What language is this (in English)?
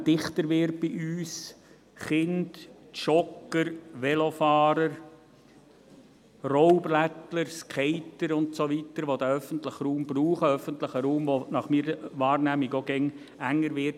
Swiss German